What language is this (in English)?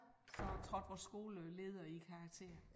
Danish